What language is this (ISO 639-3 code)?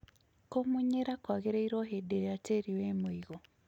kik